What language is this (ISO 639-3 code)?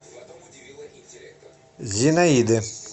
rus